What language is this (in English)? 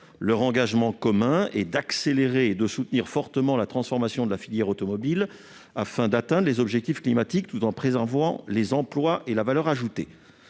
French